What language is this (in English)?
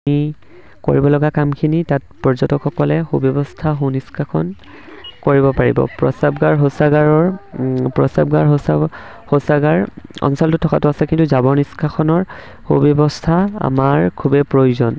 Assamese